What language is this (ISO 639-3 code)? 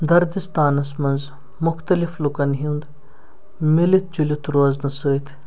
kas